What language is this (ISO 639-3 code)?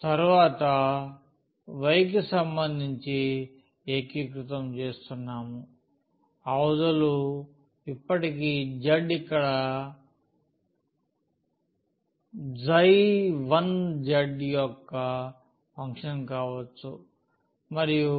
tel